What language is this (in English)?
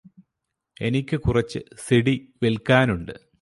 Malayalam